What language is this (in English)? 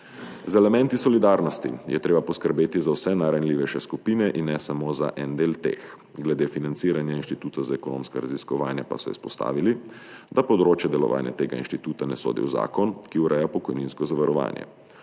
Slovenian